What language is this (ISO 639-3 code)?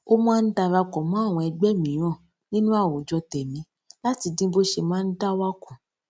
yor